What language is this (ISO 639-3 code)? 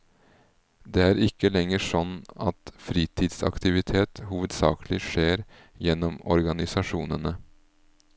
nor